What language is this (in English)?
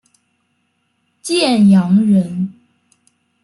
Chinese